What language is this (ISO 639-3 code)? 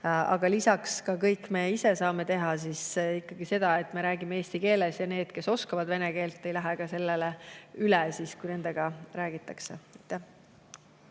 est